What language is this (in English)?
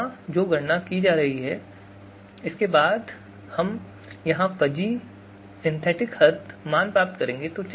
Hindi